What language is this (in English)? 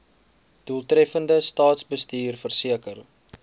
Afrikaans